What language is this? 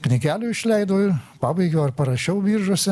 Lithuanian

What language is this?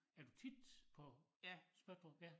Danish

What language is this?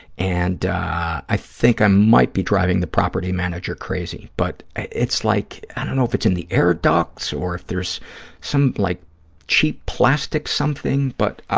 English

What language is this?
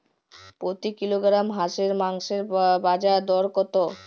Bangla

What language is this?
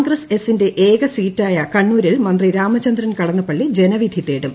Malayalam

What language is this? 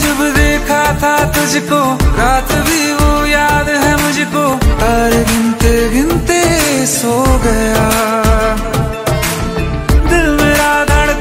Romanian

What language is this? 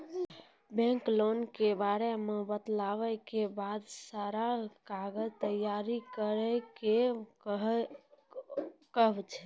Maithili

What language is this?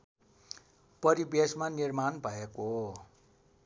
Nepali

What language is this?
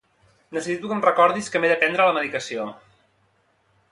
Catalan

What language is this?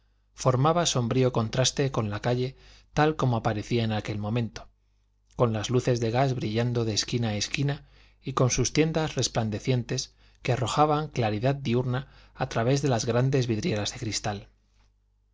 Spanish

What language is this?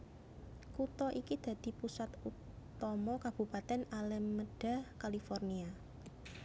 Javanese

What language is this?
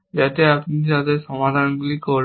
Bangla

